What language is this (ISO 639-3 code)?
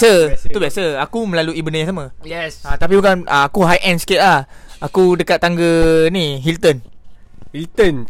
msa